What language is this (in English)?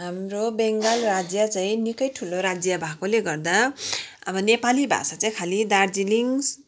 Nepali